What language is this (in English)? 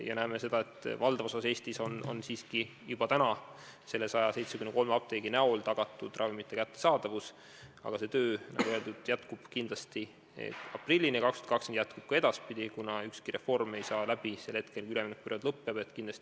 Estonian